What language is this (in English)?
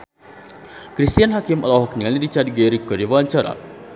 Sundanese